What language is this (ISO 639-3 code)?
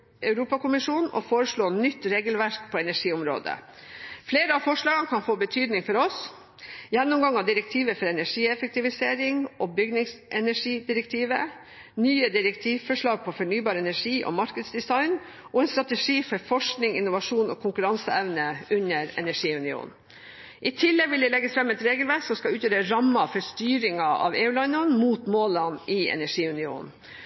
nob